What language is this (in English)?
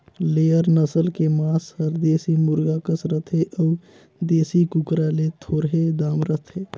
Chhattisgarhi